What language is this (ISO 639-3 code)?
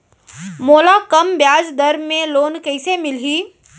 hne